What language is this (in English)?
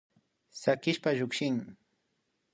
Imbabura Highland Quichua